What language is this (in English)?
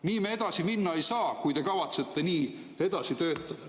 Estonian